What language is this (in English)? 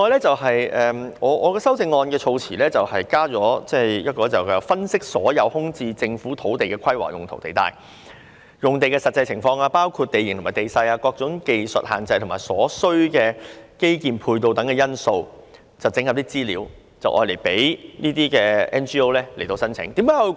Cantonese